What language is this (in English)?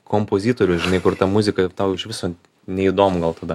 Lithuanian